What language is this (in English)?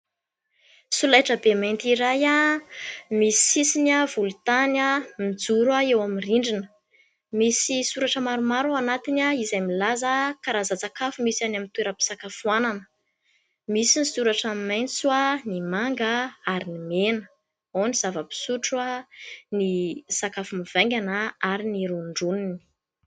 Malagasy